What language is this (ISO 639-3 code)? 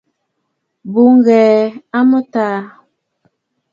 bfd